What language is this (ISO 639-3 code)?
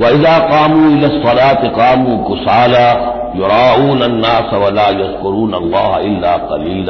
ara